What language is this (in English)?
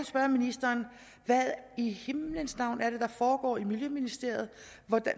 Danish